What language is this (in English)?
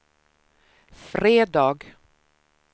Swedish